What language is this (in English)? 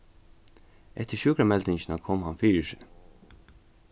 Faroese